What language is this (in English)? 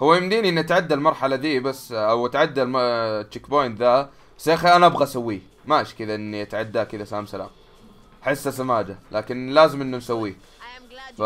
Arabic